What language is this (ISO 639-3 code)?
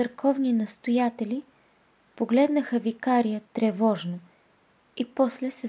bul